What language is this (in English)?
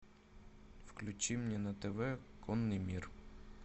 Russian